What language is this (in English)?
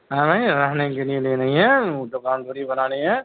Urdu